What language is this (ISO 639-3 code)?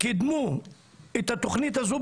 heb